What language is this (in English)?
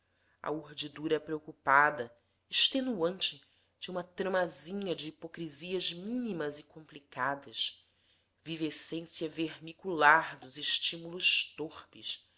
Portuguese